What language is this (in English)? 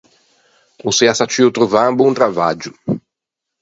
Ligurian